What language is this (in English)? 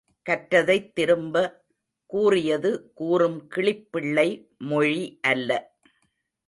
Tamil